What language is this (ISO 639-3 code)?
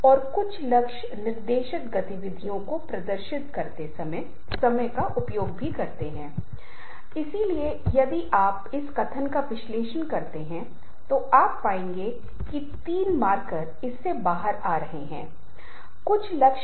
hin